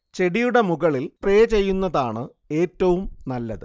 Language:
Malayalam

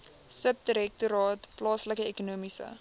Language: Afrikaans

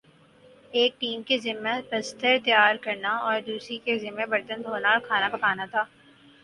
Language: Urdu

